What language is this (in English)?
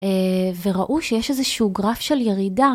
Hebrew